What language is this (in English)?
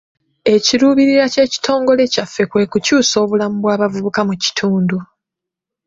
Ganda